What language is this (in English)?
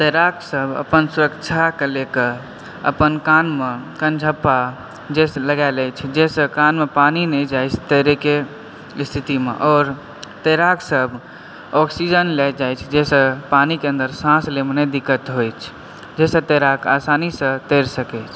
Maithili